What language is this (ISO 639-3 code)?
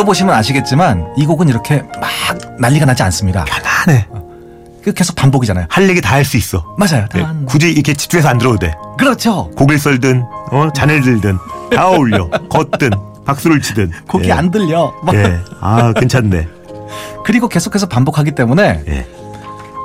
kor